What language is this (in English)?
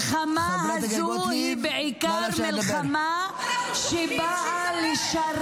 Hebrew